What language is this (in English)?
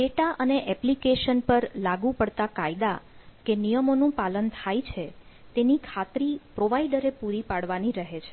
Gujarati